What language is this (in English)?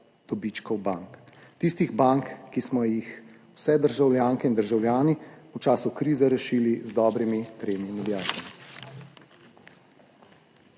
Slovenian